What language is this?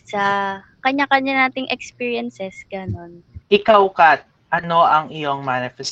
Filipino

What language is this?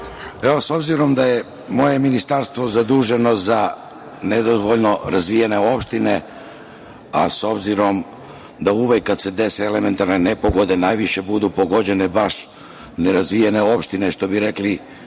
Serbian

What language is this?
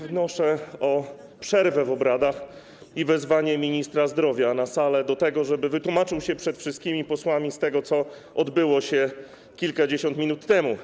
Polish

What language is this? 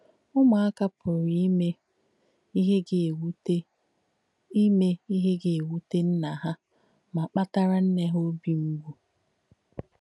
Igbo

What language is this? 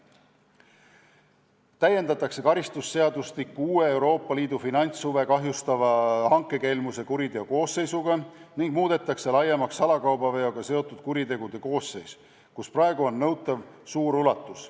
Estonian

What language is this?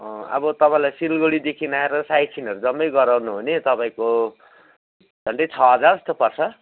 Nepali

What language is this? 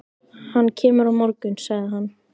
Icelandic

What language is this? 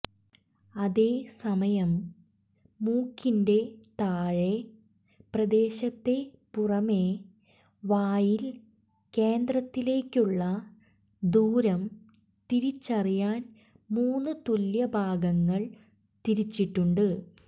Malayalam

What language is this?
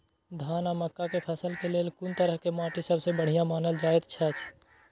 Maithili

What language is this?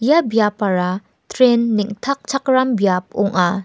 Garo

